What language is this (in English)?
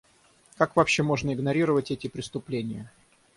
Russian